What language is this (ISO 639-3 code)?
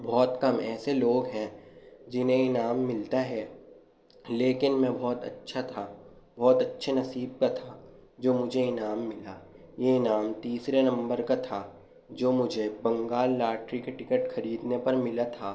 urd